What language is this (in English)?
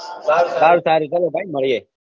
Gujarati